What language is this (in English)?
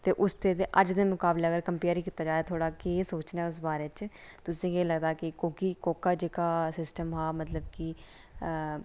Dogri